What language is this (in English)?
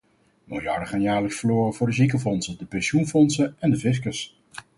Dutch